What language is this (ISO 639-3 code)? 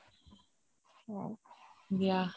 asm